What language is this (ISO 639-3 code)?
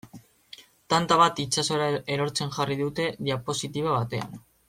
eus